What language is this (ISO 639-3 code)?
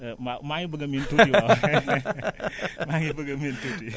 wol